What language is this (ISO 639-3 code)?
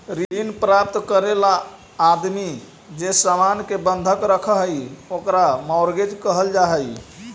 mag